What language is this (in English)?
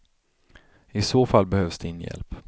Swedish